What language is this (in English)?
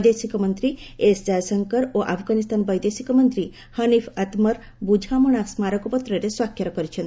Odia